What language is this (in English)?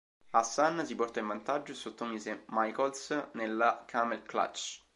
Italian